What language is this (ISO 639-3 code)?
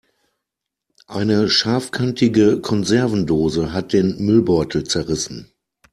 deu